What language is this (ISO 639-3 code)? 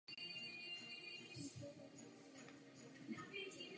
ces